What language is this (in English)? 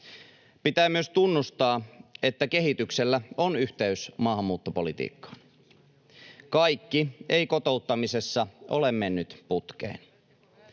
Finnish